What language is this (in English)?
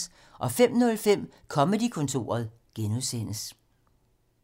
Danish